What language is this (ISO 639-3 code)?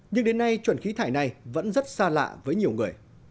vie